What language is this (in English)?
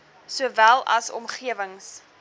Afrikaans